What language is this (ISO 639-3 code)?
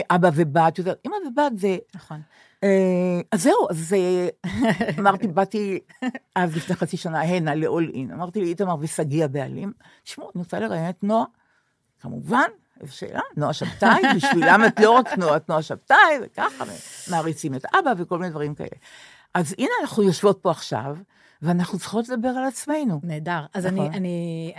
heb